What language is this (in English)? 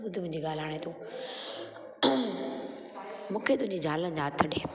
Sindhi